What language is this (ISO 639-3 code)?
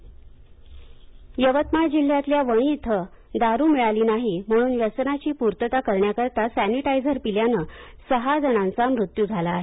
mar